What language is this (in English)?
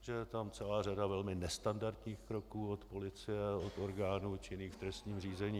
Czech